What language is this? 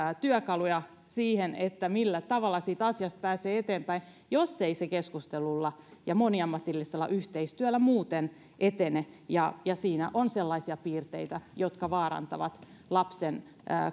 Finnish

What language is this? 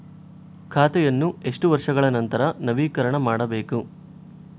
Kannada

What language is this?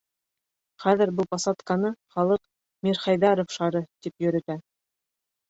Bashkir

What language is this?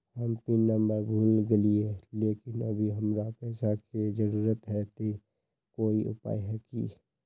Magahi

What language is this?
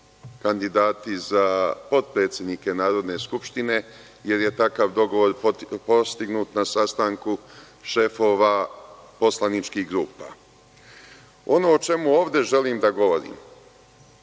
Serbian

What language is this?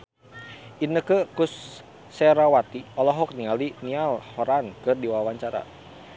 Sundanese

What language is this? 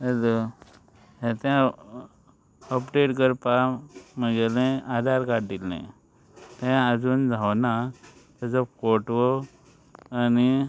Konkani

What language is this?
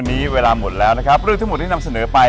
Thai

